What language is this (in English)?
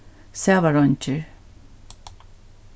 Faroese